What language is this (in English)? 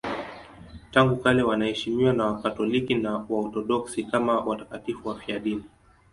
Swahili